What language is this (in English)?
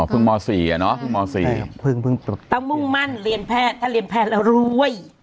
Thai